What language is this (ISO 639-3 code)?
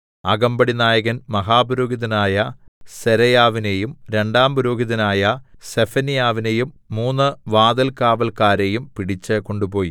mal